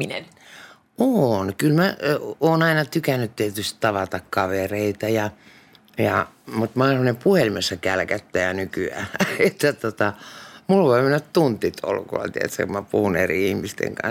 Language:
Finnish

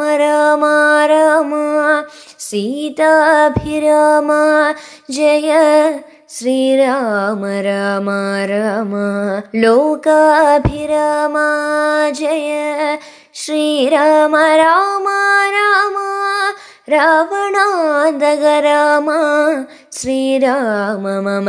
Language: Malayalam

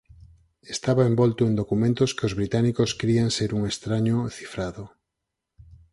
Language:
Galician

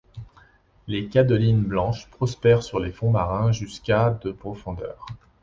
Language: French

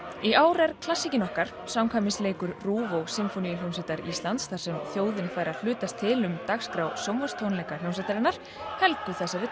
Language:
Icelandic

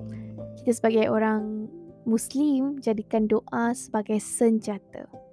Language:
Malay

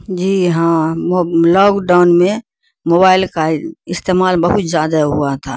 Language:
Urdu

